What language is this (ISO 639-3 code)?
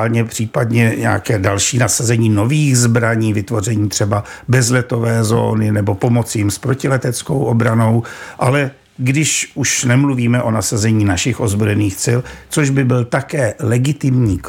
ces